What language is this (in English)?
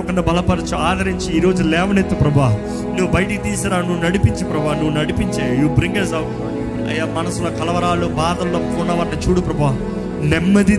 Telugu